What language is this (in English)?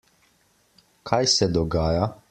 Slovenian